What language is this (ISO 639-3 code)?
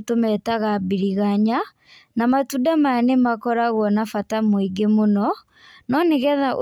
kik